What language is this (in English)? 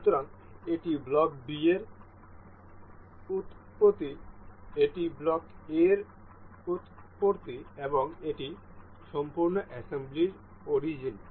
Bangla